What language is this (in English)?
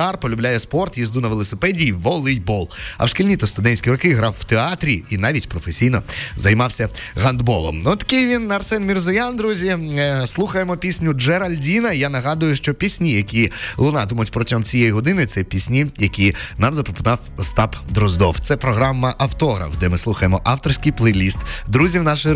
Ukrainian